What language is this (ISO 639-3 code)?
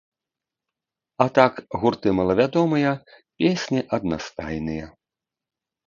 bel